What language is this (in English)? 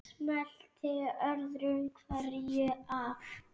Icelandic